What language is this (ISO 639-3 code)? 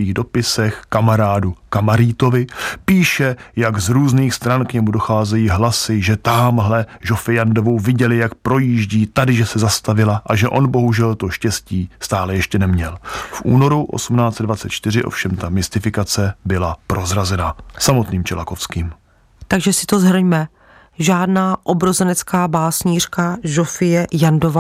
ces